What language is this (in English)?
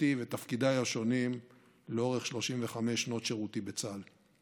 Hebrew